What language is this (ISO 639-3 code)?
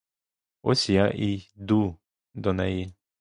ukr